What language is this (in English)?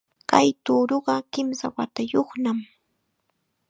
Chiquián Ancash Quechua